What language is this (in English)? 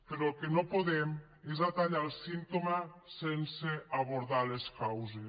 Catalan